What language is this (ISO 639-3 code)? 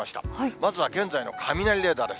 jpn